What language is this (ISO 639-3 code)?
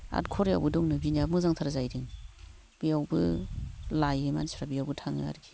brx